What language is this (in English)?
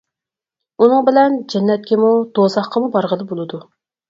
Uyghur